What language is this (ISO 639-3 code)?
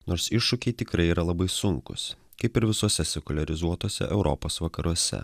lit